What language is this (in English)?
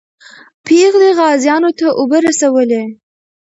Pashto